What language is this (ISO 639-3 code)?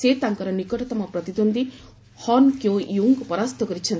ori